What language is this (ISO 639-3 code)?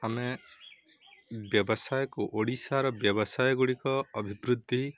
ori